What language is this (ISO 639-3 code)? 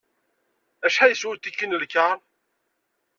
kab